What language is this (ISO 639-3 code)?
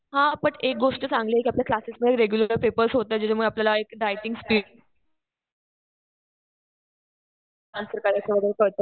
mar